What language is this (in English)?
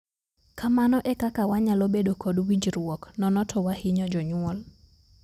Luo (Kenya and Tanzania)